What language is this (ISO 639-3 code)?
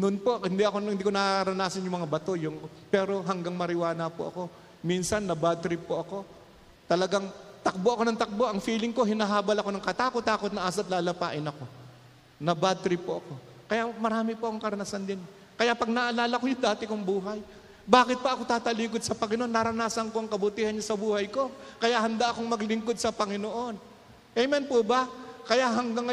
fil